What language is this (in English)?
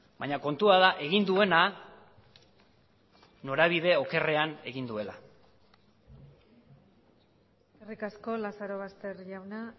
Basque